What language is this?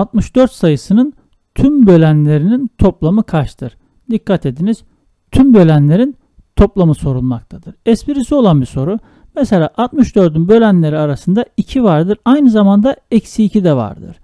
Turkish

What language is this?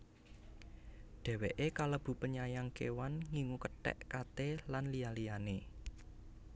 Javanese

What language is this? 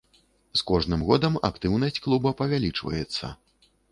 Belarusian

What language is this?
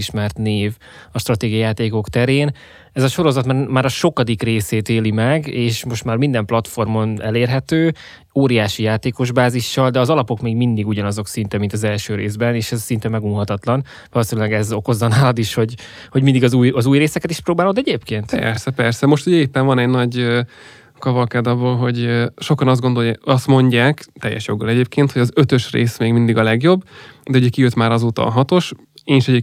Hungarian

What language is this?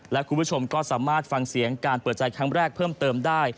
Thai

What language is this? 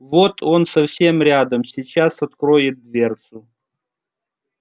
Russian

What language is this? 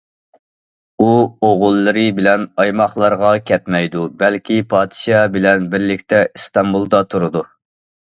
Uyghur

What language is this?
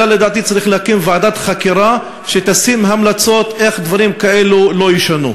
Hebrew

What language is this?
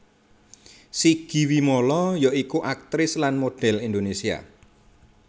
Javanese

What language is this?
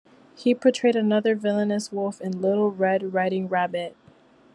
English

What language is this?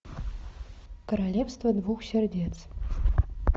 Russian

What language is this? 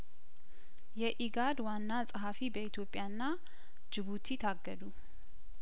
Amharic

